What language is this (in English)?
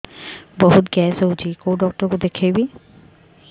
Odia